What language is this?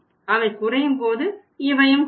Tamil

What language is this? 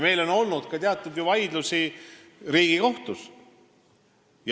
Estonian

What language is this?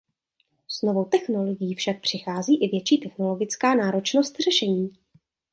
Czech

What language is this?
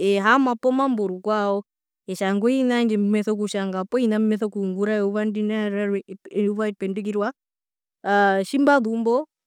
Herero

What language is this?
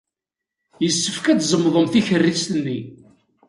Kabyle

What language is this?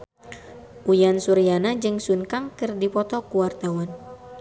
Sundanese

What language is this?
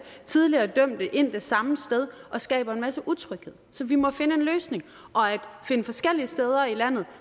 Danish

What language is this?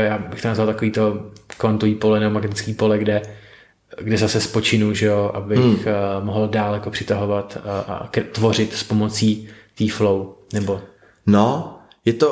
Czech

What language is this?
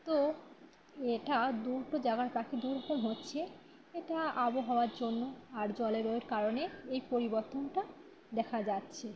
Bangla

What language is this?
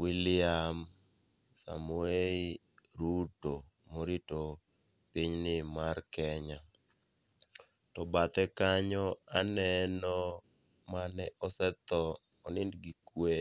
Luo (Kenya and Tanzania)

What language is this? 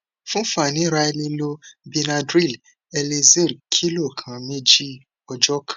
Yoruba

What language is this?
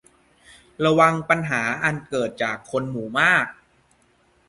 Thai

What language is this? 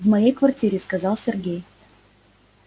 Russian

